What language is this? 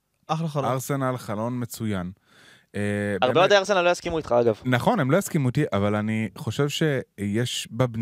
Hebrew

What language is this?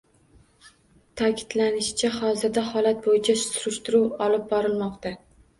Uzbek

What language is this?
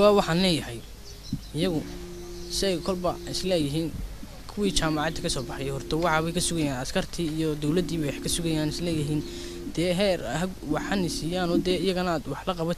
Arabic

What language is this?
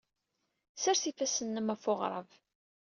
Kabyle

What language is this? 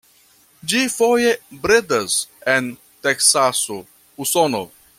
Esperanto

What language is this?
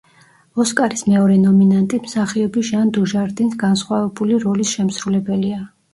Georgian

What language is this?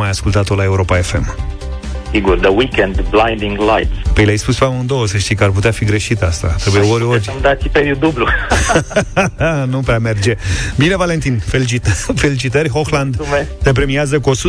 Romanian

